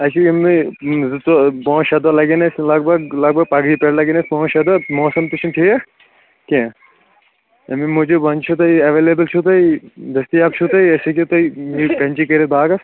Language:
Kashmiri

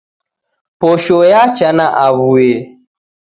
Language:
Taita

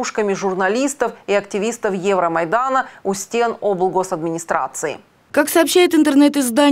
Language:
Russian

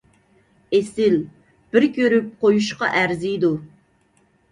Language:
Uyghur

